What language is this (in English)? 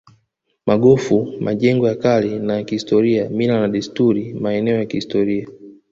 Swahili